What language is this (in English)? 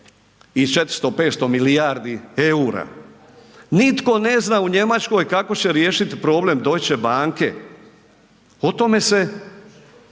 Croatian